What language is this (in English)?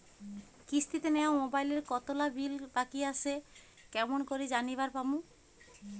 Bangla